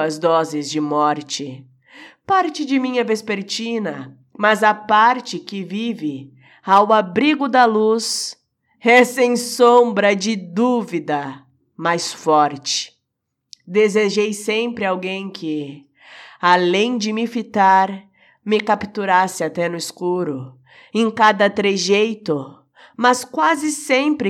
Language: Portuguese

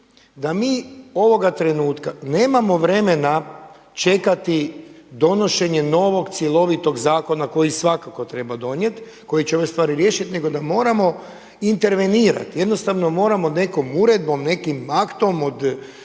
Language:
Croatian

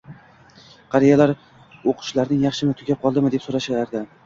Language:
Uzbek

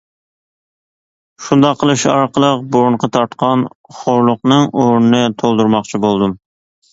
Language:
Uyghur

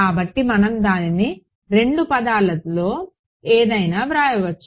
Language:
Telugu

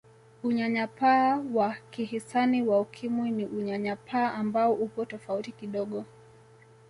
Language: Swahili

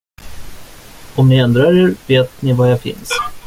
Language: Swedish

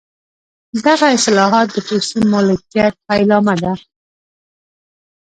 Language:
Pashto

